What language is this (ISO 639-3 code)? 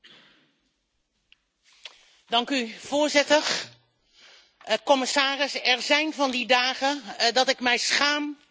nld